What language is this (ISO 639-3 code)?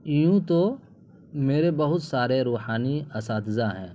urd